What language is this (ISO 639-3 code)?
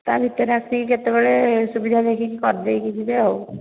ori